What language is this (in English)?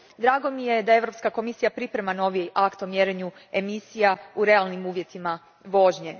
Croatian